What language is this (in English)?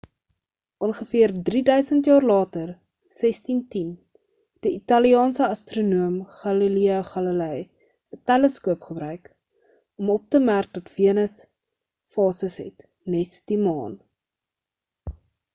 Afrikaans